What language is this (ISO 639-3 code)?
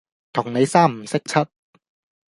yue